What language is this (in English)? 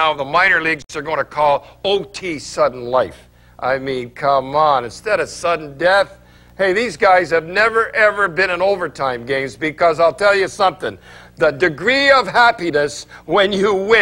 English